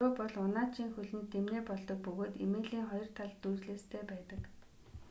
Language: Mongolian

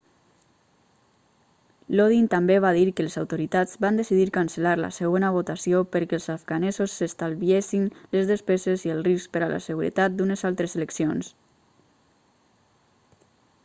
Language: Catalan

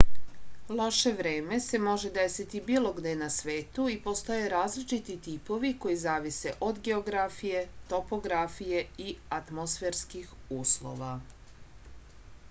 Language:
Serbian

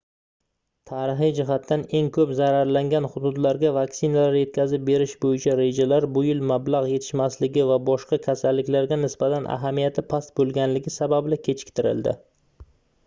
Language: Uzbek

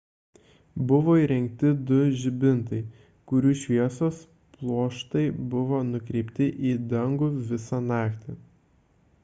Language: Lithuanian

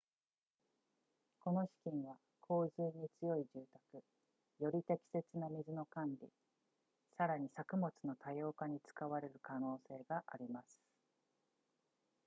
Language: Japanese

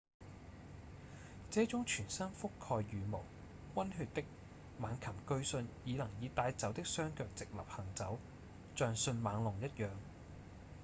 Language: Cantonese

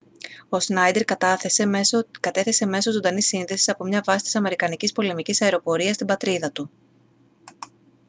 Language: Greek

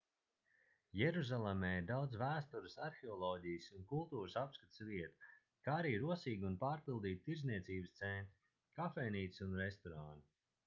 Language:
Latvian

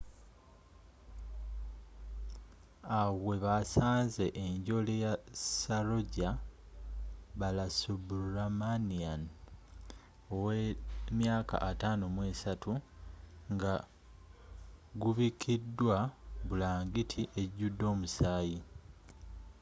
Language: Ganda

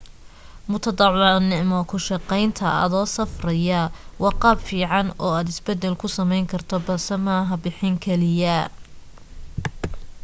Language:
Somali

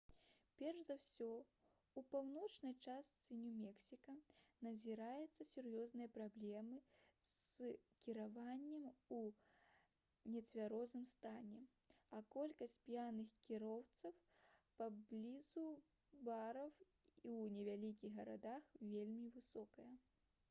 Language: Belarusian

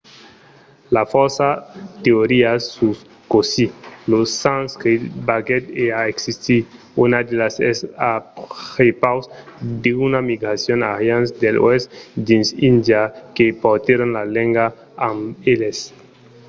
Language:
Occitan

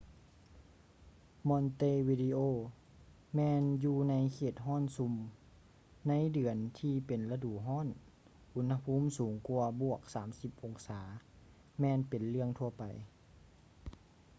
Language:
Lao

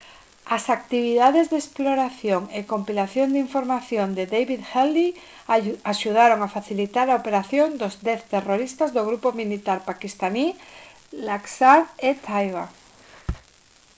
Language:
Galician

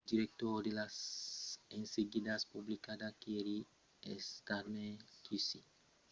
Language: Occitan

